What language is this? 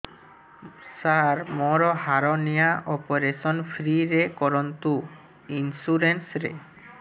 Odia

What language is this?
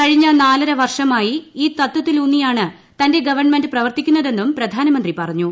Malayalam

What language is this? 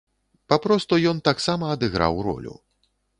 Belarusian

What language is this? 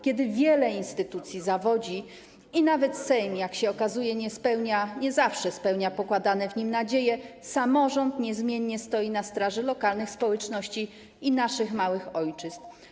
Polish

